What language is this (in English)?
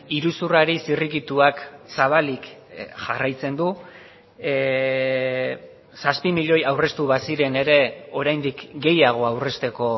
Basque